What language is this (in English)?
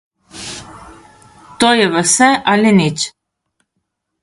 Slovenian